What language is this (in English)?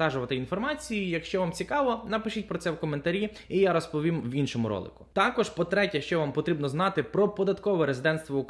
Ukrainian